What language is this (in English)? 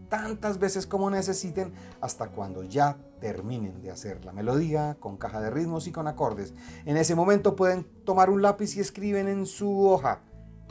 Spanish